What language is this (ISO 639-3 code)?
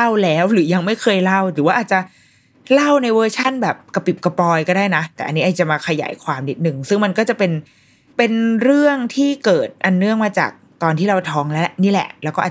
tha